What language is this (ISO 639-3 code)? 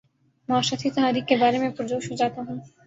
urd